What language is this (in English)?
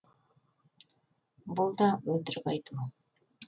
Kazakh